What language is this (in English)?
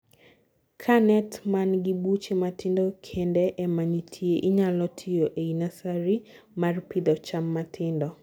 Luo (Kenya and Tanzania)